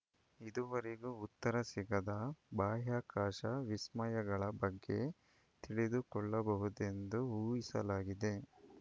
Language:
Kannada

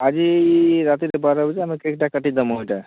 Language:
Odia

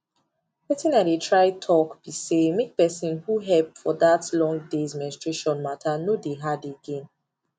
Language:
Nigerian Pidgin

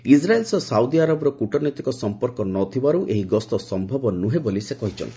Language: Odia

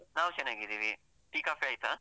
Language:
Kannada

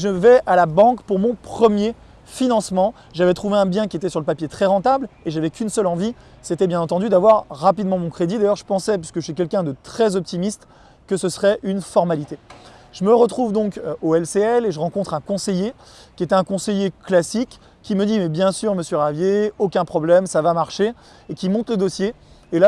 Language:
French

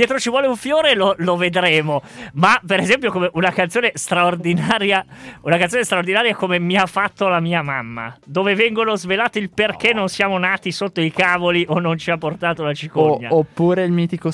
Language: Italian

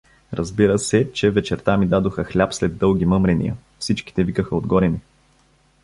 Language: Bulgarian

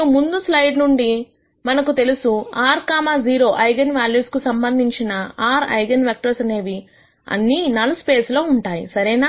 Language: Telugu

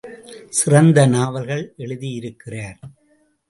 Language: Tamil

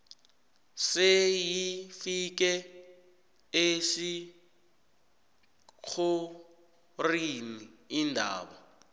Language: South Ndebele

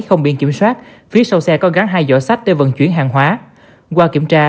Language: Vietnamese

